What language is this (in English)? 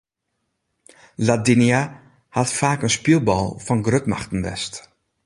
Western Frisian